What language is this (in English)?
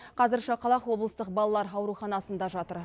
Kazakh